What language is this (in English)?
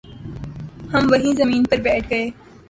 Urdu